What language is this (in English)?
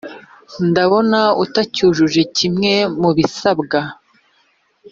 Kinyarwanda